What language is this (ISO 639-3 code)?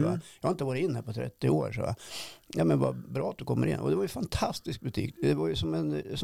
swe